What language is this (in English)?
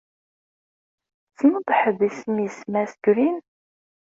Kabyle